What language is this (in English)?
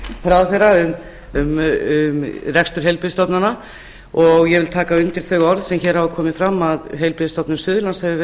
Icelandic